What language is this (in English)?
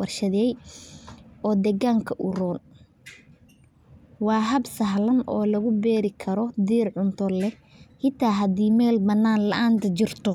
Somali